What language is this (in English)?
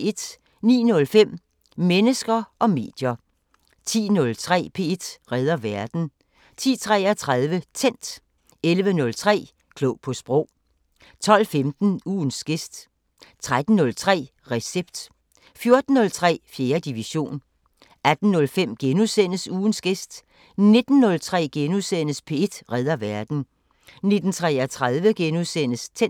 Danish